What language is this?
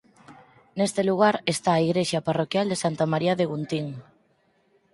Galician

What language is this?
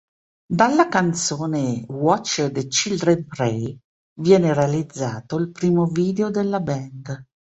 Italian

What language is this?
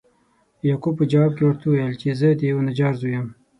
Pashto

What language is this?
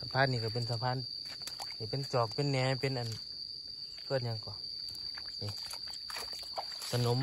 Thai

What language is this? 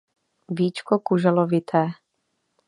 Czech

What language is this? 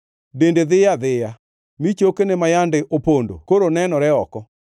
Luo (Kenya and Tanzania)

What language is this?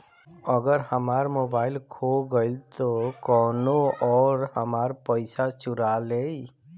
Bhojpuri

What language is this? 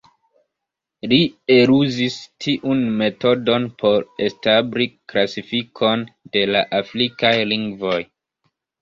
Esperanto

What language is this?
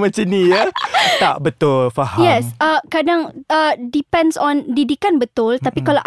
Malay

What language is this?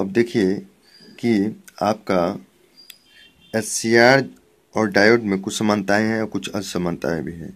Hindi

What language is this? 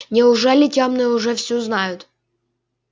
Russian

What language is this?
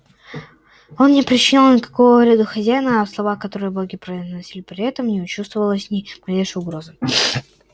Russian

